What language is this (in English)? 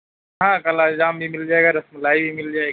Urdu